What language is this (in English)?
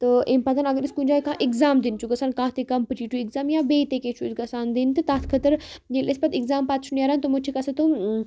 Kashmiri